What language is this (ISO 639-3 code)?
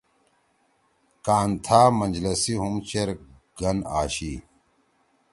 trw